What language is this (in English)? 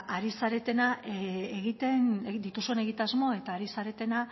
Basque